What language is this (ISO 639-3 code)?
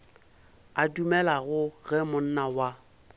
nso